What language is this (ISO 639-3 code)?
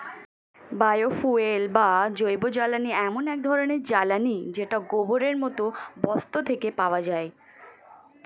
ben